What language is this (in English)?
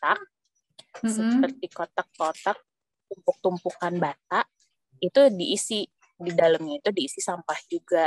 Indonesian